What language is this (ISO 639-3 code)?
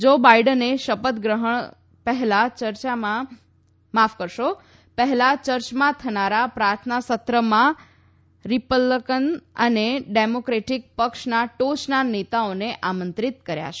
guj